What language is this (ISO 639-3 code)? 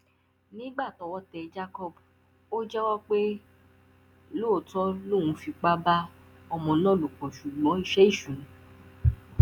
yor